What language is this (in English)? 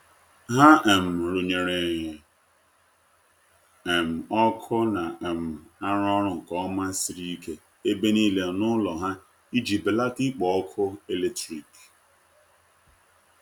Igbo